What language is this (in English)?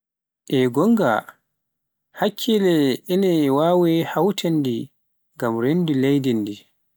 Pular